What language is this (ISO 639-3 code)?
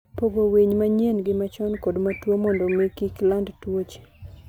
luo